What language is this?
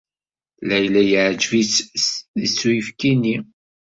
Kabyle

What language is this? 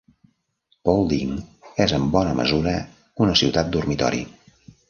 Catalan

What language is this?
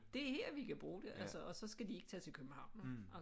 Danish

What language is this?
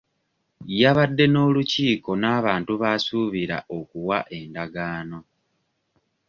Ganda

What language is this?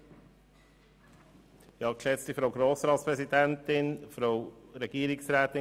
Swiss German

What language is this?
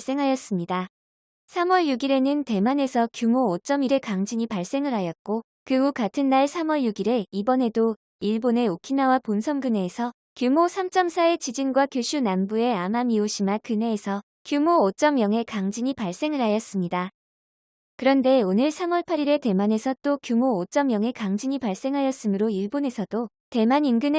Korean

